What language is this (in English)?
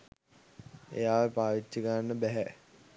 Sinhala